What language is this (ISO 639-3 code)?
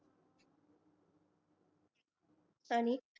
mar